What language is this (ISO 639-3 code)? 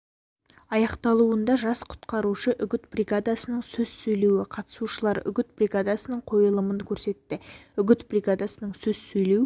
kaz